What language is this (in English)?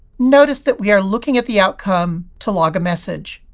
English